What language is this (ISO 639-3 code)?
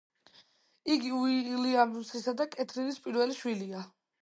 kat